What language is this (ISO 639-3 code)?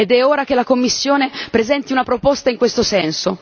ita